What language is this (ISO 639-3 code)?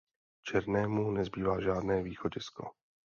ces